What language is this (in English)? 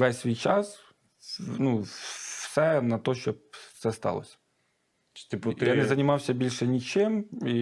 Ukrainian